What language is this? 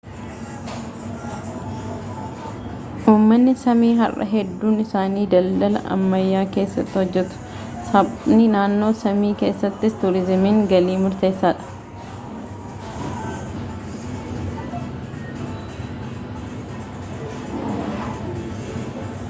Oromo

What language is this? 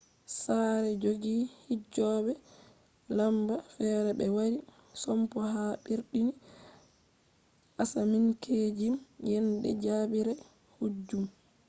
Fula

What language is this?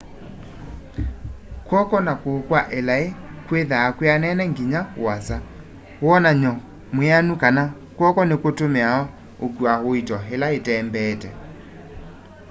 Kamba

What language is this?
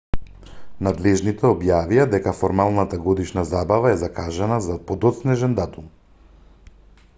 Macedonian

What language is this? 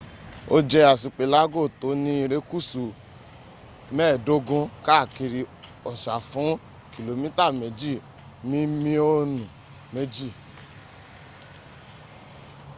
Yoruba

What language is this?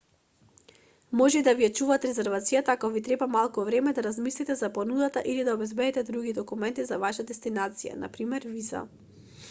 Macedonian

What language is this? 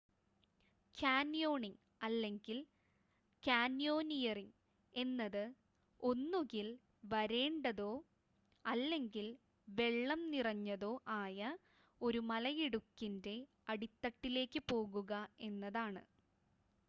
Malayalam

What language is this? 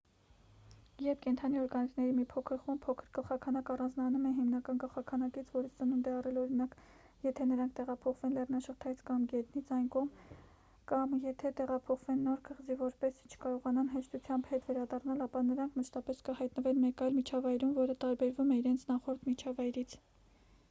Armenian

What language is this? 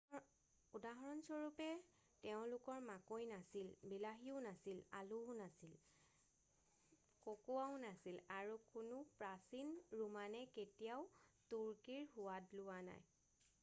Assamese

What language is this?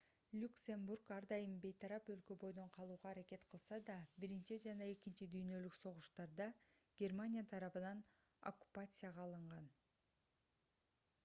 Kyrgyz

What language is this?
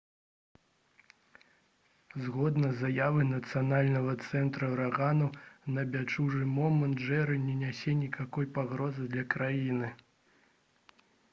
Belarusian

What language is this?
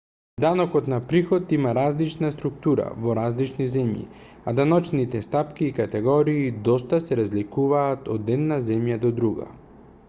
Macedonian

